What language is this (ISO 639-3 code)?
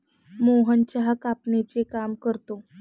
mar